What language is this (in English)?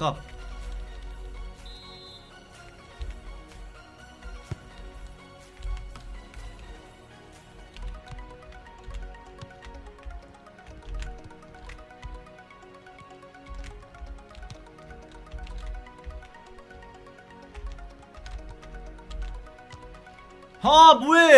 Korean